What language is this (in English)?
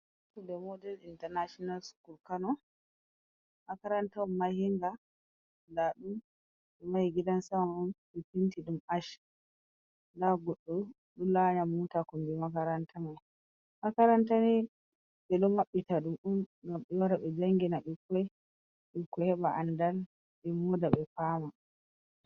Fula